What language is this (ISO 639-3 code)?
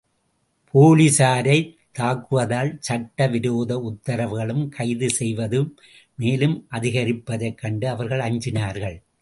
tam